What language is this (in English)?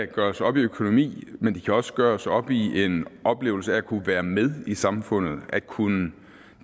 Danish